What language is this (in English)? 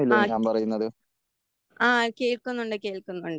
Malayalam